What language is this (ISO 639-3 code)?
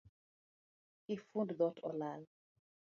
luo